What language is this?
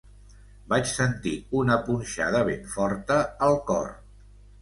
Catalan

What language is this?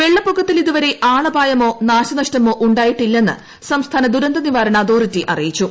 Malayalam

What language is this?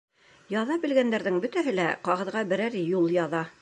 Bashkir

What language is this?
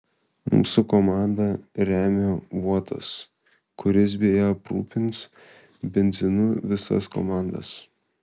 Lithuanian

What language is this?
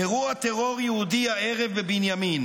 Hebrew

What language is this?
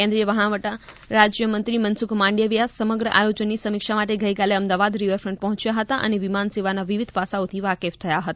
Gujarati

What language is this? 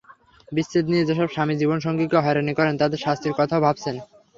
Bangla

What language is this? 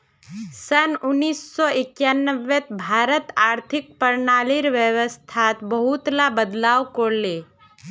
Magahi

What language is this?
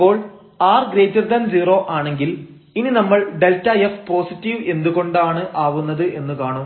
Malayalam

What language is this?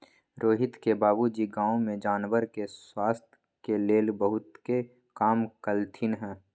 Magahi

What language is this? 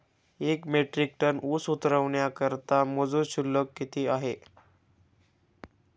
Marathi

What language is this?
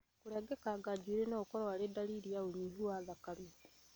Kikuyu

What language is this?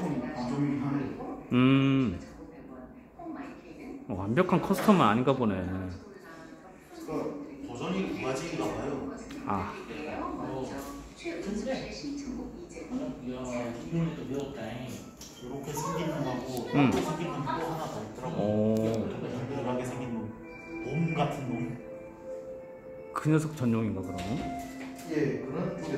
Korean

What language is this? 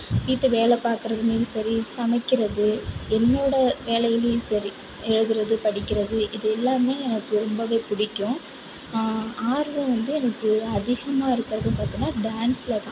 Tamil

